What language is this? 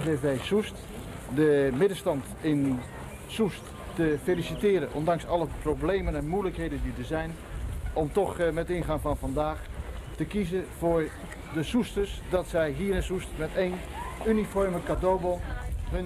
Dutch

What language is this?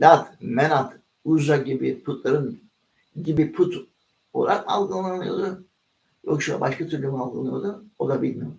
Turkish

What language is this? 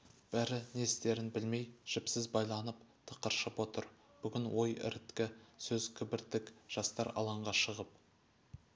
Kazakh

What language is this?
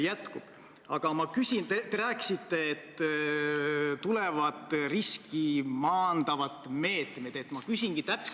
Estonian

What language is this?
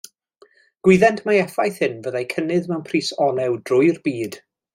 Welsh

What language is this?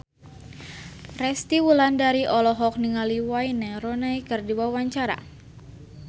Sundanese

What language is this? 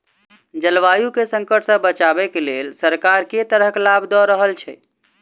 Maithili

